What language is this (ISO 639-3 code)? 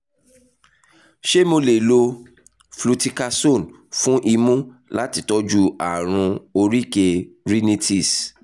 yor